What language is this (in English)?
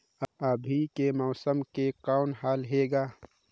Chhattisgarhi